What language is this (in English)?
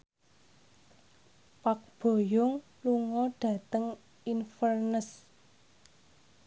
Javanese